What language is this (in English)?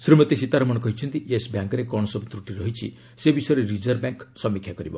Odia